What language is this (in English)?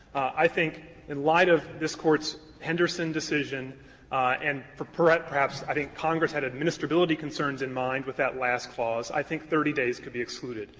English